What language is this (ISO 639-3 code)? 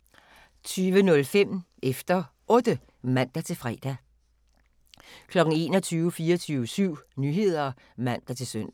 dan